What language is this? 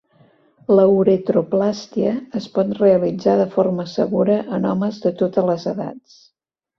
Catalan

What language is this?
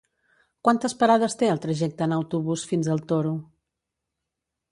Catalan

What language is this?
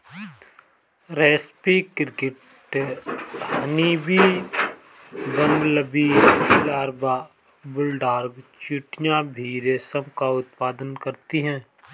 Hindi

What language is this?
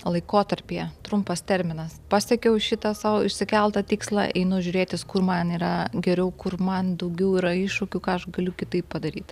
Lithuanian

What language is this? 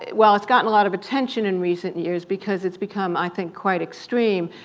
English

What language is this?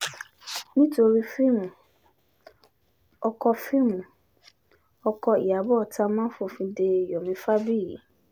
Yoruba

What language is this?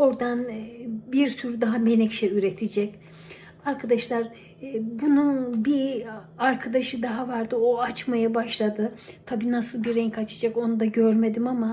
Turkish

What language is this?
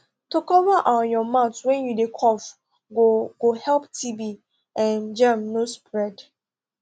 Nigerian Pidgin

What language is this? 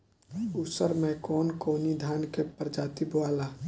Bhojpuri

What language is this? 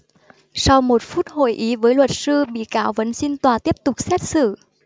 Vietnamese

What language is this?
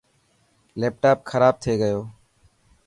Dhatki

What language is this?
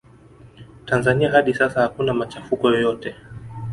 Swahili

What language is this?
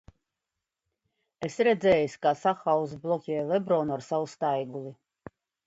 Latvian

